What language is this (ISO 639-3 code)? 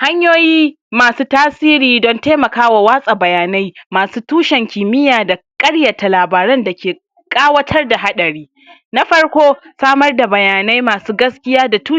hau